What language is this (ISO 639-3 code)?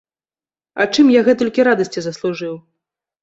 bel